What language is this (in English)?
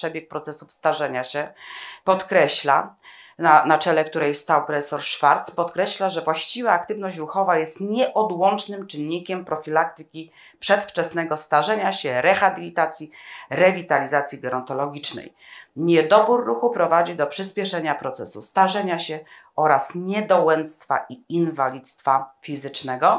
Polish